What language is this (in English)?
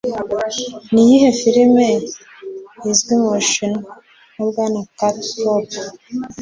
Kinyarwanda